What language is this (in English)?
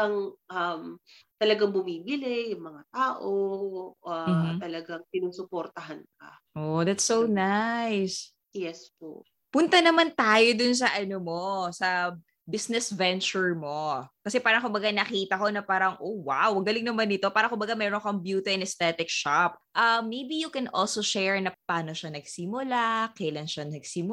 Filipino